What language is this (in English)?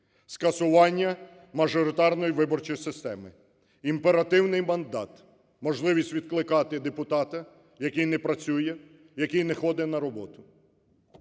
Ukrainian